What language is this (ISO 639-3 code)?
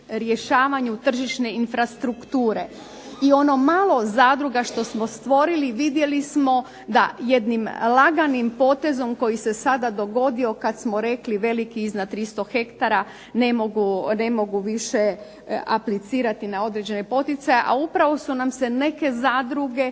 hrv